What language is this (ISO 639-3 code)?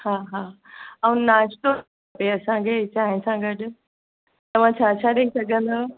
snd